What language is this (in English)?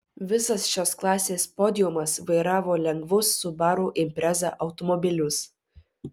Lithuanian